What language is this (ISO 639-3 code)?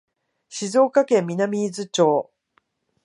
jpn